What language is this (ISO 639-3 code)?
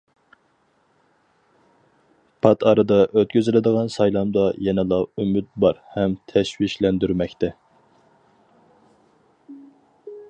uig